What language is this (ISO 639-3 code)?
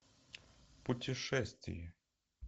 rus